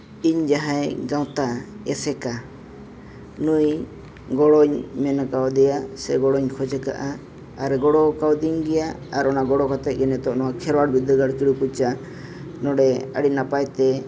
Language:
Santali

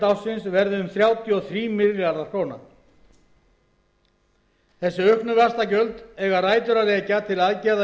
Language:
Icelandic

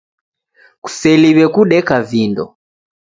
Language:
Taita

